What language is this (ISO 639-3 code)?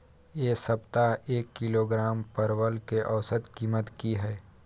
mai